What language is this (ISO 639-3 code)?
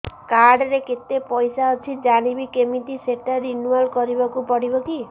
ori